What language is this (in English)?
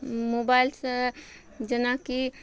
Maithili